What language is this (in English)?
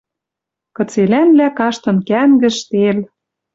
Western Mari